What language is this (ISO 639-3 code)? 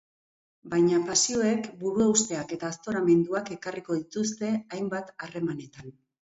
eus